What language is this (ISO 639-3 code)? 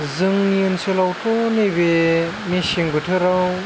brx